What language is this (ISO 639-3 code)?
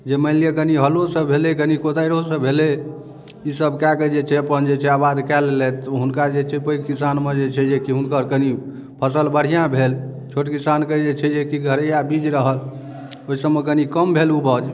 mai